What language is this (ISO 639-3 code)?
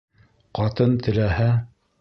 bak